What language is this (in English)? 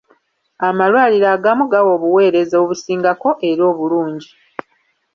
Ganda